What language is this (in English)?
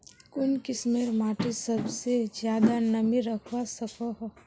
Magahi